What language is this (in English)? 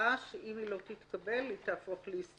Hebrew